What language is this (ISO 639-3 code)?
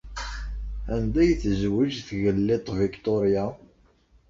kab